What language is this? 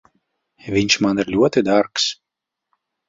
Latvian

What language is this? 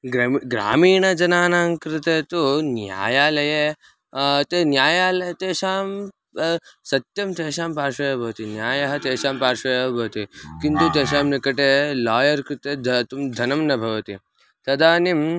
Sanskrit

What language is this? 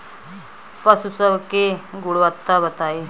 Bhojpuri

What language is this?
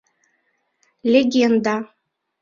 Mari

